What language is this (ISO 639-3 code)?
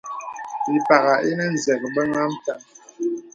beb